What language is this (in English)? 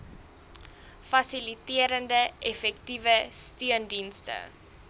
Afrikaans